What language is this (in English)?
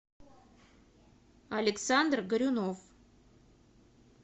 Russian